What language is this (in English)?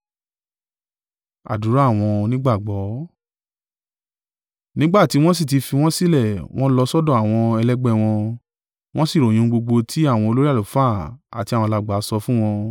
Yoruba